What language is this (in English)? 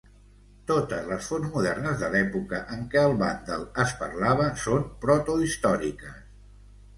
Catalan